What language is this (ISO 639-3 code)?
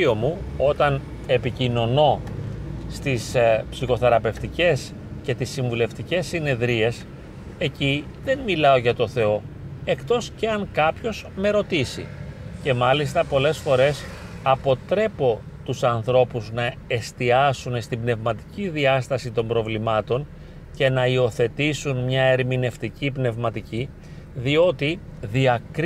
ell